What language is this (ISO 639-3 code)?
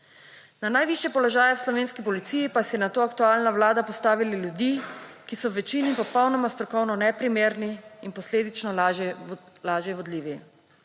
slv